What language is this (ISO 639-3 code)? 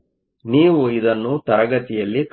kan